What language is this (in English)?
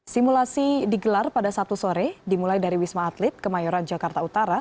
Indonesian